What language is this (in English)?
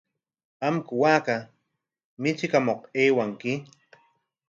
Corongo Ancash Quechua